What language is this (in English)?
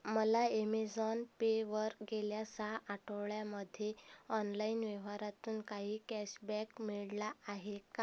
Marathi